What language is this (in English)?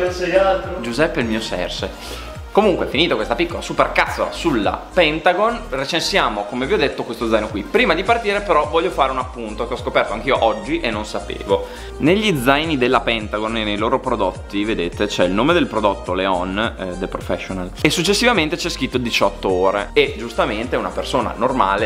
Italian